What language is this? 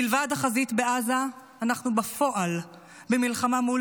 Hebrew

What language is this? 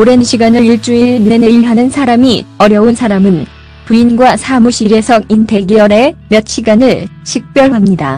Korean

